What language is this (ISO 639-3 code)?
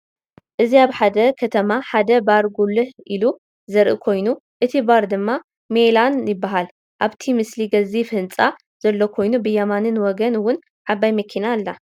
tir